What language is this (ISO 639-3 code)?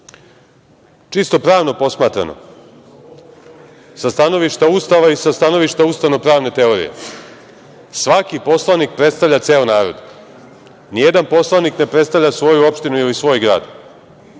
srp